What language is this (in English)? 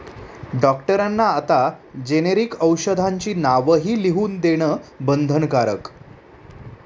Marathi